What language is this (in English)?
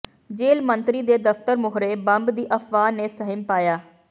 Punjabi